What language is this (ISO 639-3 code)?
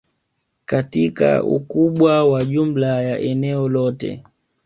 swa